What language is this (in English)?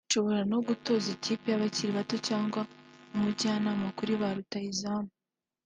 Kinyarwanda